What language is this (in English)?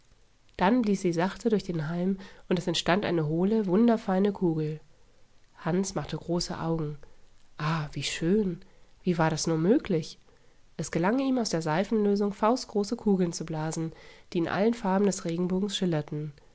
German